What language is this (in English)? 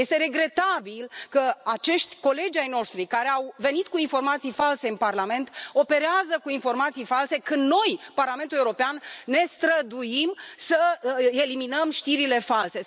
Romanian